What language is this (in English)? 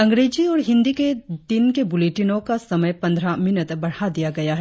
Hindi